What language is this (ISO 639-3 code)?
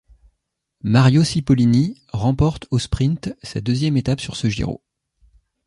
fra